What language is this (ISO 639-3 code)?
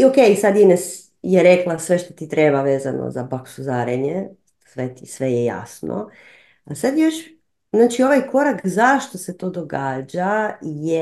hrv